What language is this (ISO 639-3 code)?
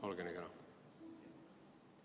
est